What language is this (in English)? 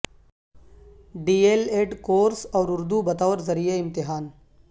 Urdu